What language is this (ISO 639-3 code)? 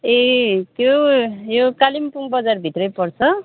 nep